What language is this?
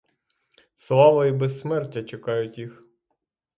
Ukrainian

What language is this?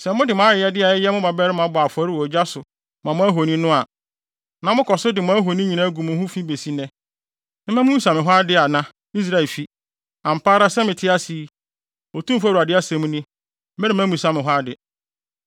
Akan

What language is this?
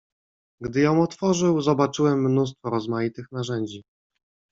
Polish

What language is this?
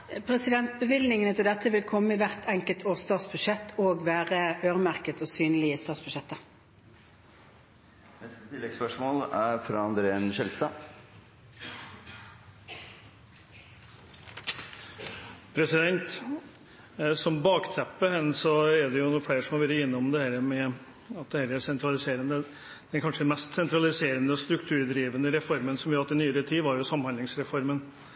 Norwegian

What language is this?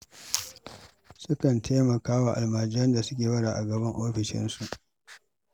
Hausa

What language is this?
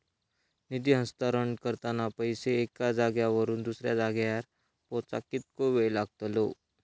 Marathi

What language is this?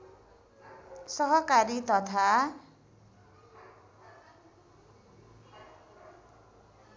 Nepali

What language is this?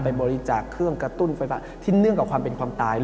Thai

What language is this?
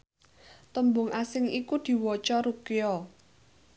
Javanese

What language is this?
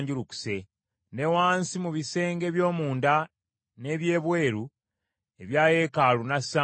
Ganda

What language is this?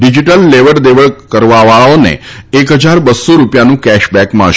Gujarati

